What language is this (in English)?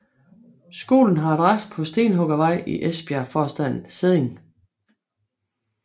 Danish